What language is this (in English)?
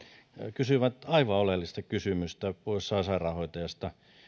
Finnish